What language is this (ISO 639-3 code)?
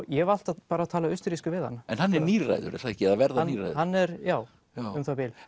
isl